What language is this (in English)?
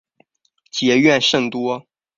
Chinese